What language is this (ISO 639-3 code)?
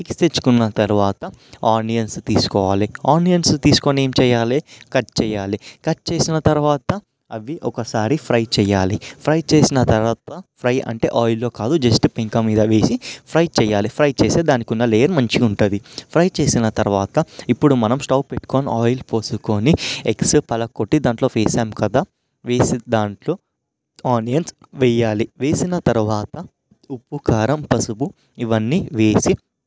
tel